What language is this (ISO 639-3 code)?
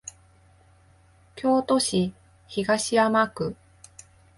jpn